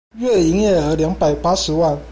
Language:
Chinese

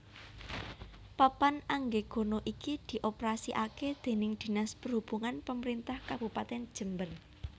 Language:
Javanese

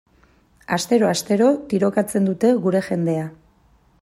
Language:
Basque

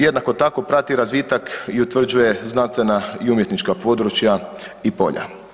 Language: Croatian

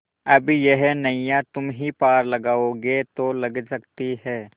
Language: Hindi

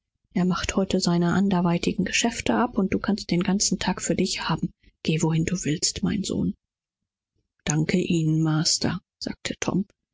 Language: German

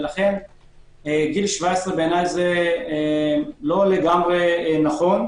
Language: Hebrew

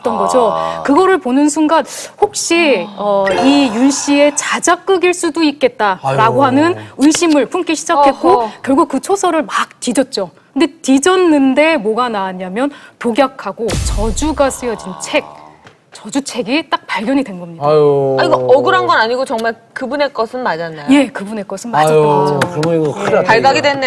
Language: Korean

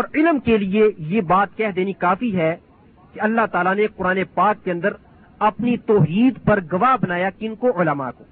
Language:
Urdu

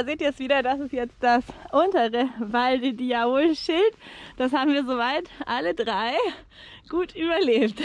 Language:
German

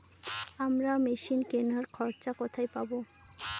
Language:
Bangla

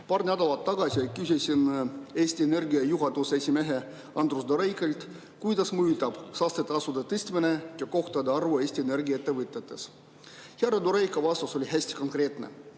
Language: Estonian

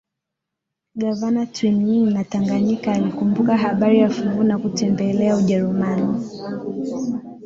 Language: Swahili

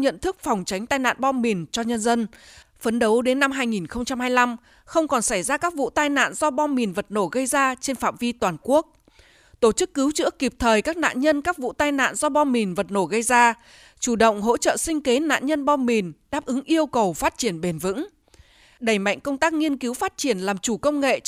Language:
Vietnamese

